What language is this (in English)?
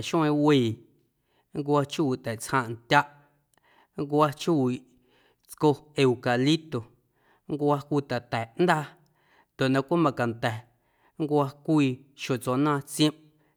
Guerrero Amuzgo